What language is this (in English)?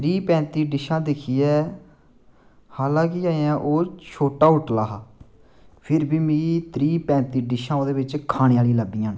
Dogri